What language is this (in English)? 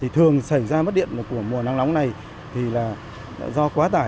Vietnamese